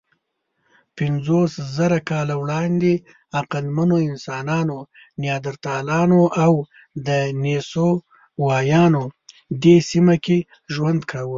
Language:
Pashto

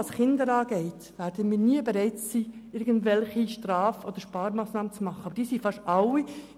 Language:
Swiss German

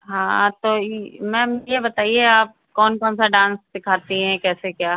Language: Hindi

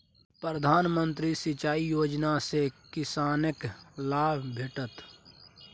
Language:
Maithili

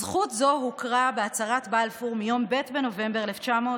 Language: Hebrew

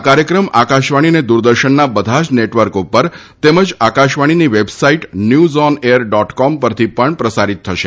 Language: Gujarati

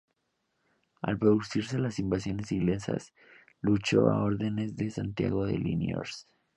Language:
Spanish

